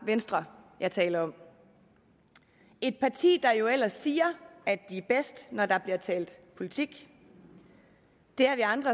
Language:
Danish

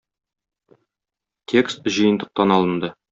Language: Tatar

